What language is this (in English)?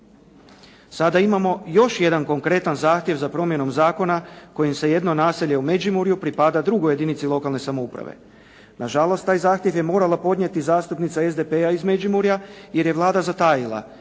Croatian